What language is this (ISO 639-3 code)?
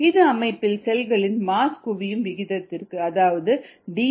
tam